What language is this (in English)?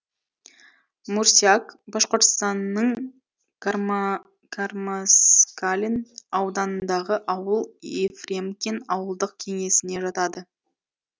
Kazakh